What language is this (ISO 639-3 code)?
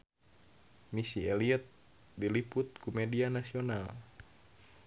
sun